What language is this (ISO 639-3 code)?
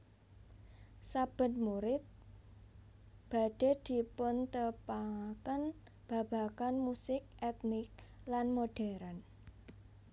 jav